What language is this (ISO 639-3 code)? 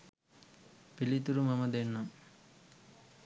sin